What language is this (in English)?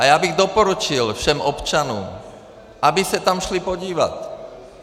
Czech